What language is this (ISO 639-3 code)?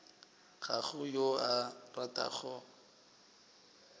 nso